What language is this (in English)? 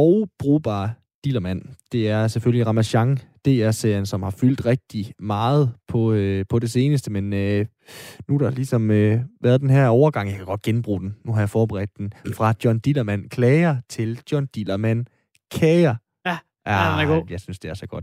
Danish